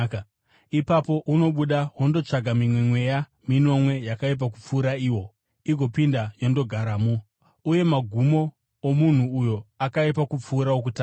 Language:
Shona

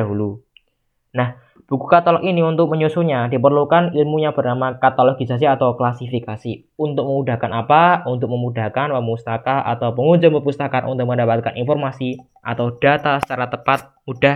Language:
Indonesian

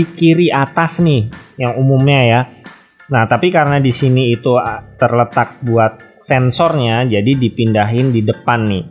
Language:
Indonesian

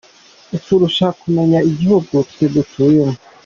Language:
Kinyarwanda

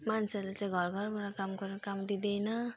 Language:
Nepali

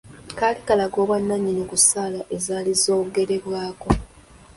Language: Ganda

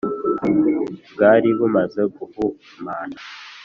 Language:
Kinyarwanda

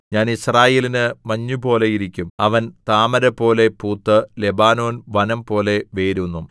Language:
Malayalam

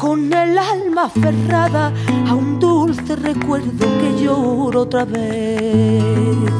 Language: Turkish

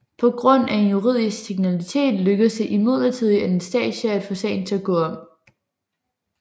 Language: Danish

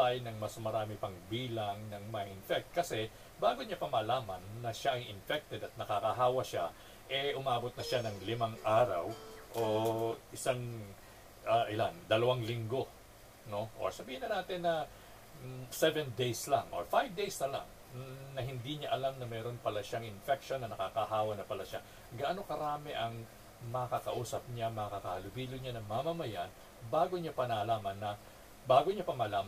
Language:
Filipino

